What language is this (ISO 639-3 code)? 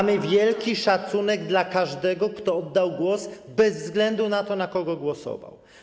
pol